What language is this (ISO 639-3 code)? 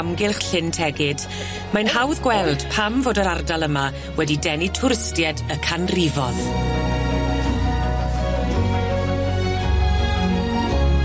cym